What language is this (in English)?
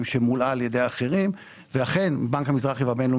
Hebrew